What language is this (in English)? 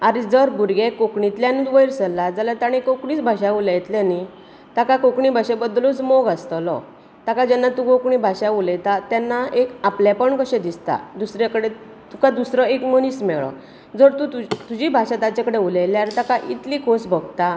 Konkani